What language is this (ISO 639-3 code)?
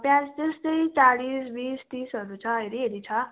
nep